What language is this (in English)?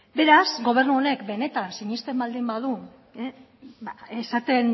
Basque